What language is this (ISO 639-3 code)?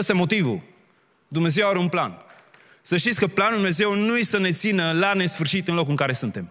ron